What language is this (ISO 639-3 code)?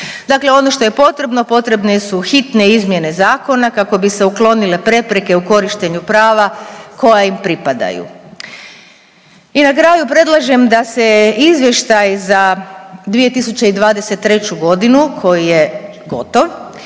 hrv